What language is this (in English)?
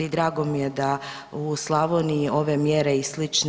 Croatian